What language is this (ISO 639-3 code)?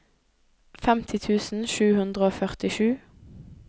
nor